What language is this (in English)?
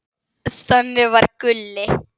Icelandic